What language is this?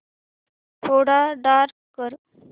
Marathi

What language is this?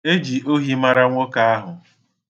Igbo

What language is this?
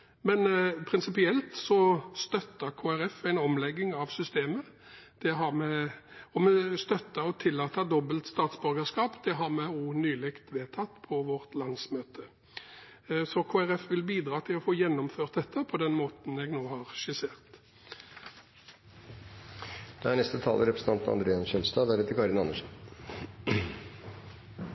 Norwegian Bokmål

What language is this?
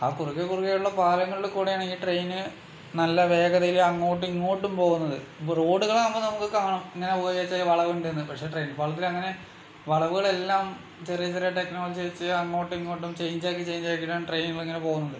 Malayalam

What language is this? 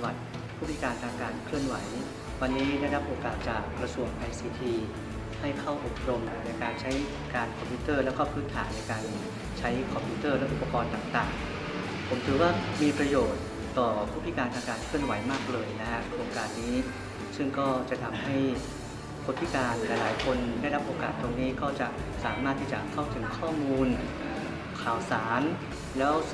Thai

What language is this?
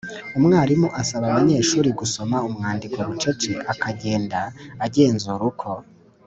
Kinyarwanda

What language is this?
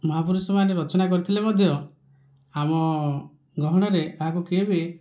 Odia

